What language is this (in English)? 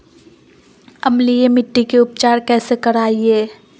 Magahi